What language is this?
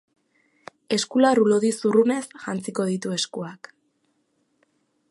Basque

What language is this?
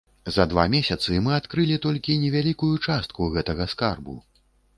Belarusian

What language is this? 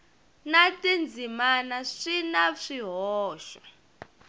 Tsonga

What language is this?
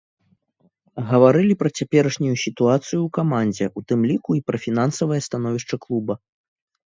Belarusian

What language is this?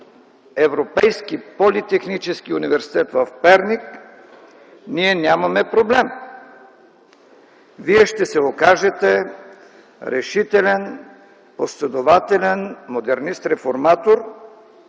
Bulgarian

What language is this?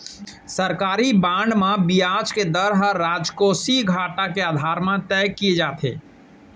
Chhattisgarhi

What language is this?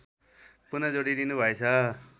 Nepali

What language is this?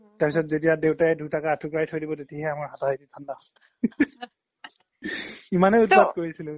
Assamese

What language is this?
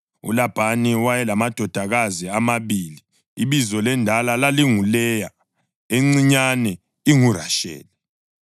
North Ndebele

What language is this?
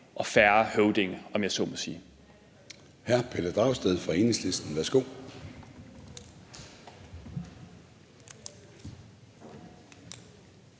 Danish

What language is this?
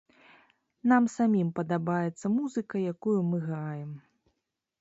Belarusian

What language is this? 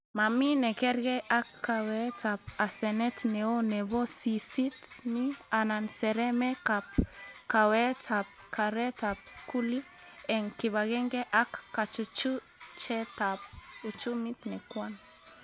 Kalenjin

